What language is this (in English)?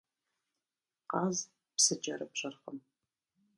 Kabardian